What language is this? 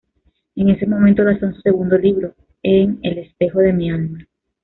Spanish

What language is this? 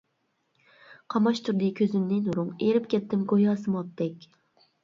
Uyghur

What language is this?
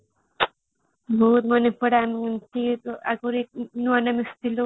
Odia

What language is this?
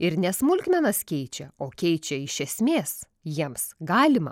Lithuanian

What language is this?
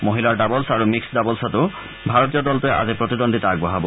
Assamese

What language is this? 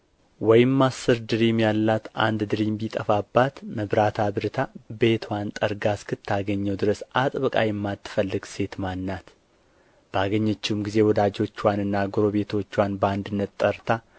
Amharic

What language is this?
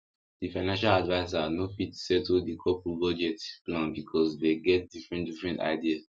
Nigerian Pidgin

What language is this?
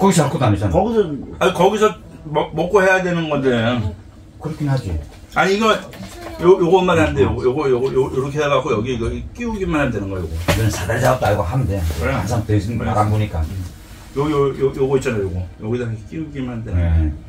Korean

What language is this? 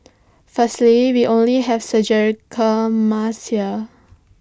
English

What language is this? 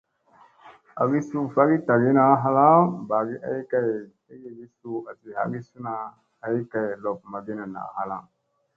Musey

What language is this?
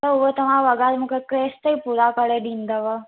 Sindhi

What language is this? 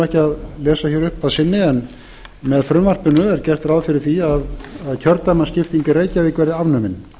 Icelandic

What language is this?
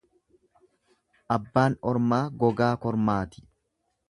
Oromo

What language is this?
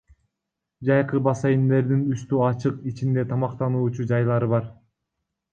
Kyrgyz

